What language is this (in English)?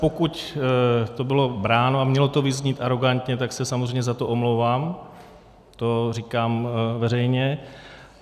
Czech